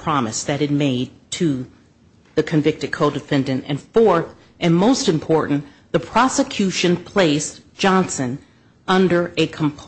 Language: English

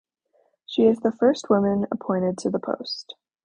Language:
English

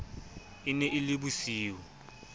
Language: Southern Sotho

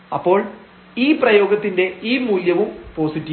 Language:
Malayalam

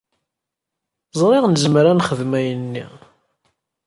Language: Kabyle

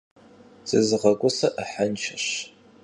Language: Kabardian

